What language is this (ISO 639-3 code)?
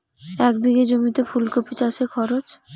ben